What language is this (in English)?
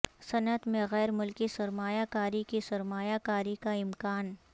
Urdu